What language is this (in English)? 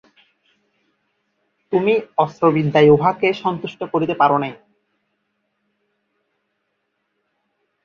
Bangla